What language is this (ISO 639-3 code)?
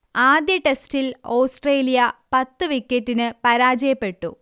mal